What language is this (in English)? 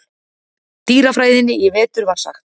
Icelandic